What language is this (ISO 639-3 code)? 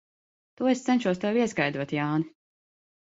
lav